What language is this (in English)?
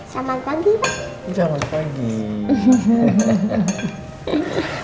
Indonesian